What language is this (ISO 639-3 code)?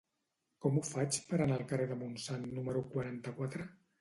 cat